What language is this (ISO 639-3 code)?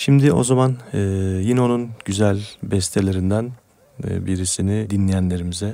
tur